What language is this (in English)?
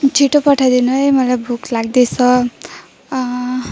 Nepali